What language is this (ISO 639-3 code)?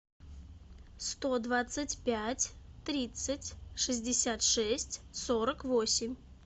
rus